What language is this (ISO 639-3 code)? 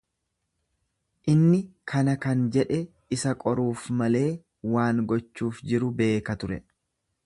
orm